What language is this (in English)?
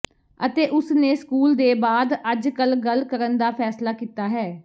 Punjabi